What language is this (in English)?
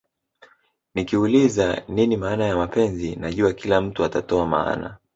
Swahili